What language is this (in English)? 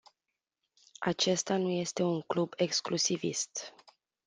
Romanian